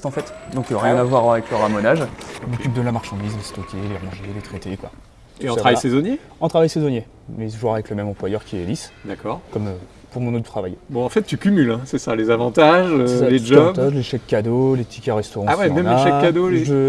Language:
French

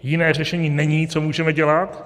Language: Czech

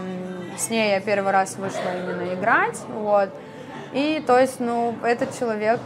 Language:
Russian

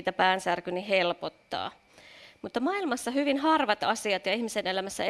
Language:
Finnish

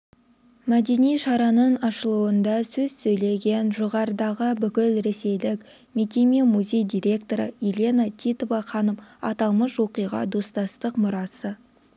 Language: Kazakh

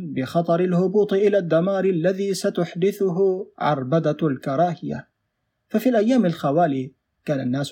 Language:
Arabic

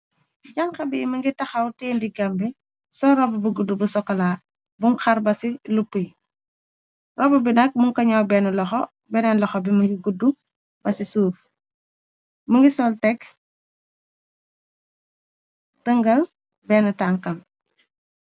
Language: Wolof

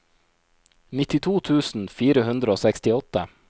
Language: Norwegian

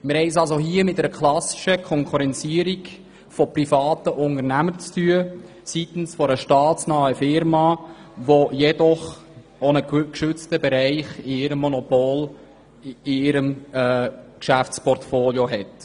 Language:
Swiss German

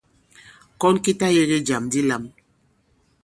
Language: Bankon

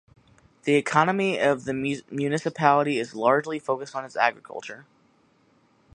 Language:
English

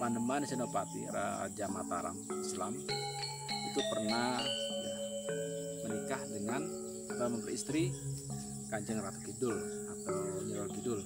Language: Indonesian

